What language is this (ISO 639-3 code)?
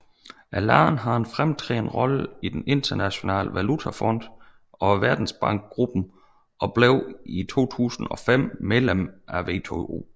dan